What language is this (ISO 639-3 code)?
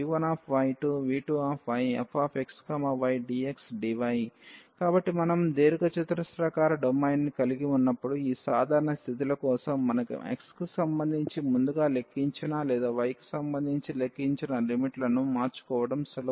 tel